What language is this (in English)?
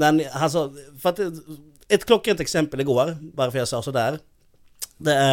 Swedish